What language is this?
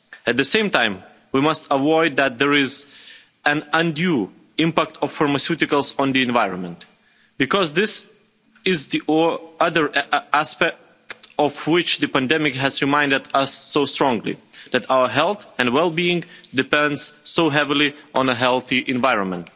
English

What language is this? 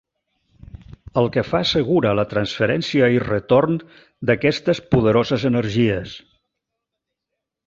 Catalan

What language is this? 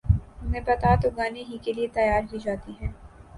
Urdu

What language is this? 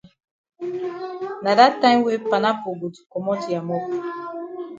Cameroon Pidgin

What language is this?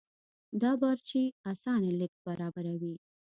Pashto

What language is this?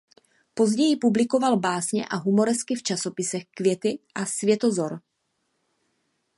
Czech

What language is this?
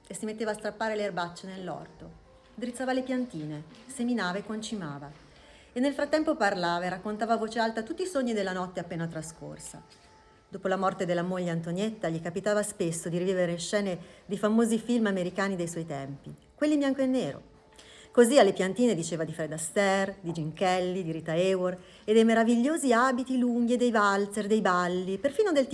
Italian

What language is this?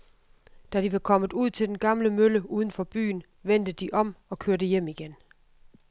Danish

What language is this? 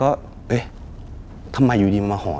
Thai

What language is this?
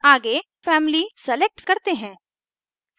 Hindi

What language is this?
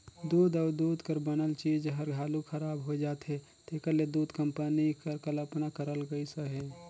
Chhattisgarhi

